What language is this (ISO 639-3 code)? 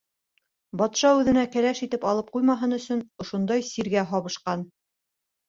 bak